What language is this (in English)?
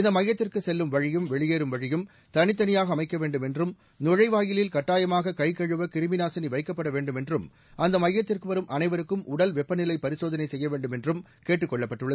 Tamil